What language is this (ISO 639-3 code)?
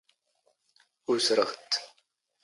zgh